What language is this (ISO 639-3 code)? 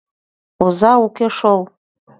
chm